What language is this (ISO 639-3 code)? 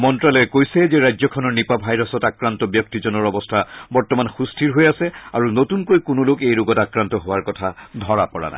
asm